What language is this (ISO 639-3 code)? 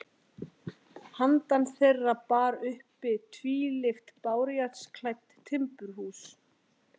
isl